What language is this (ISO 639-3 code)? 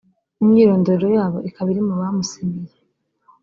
kin